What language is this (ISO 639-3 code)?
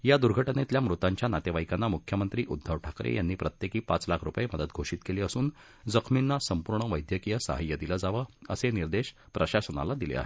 mar